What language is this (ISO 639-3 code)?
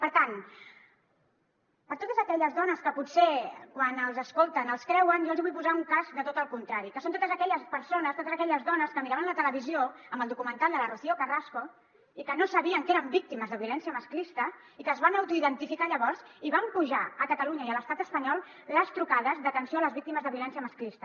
cat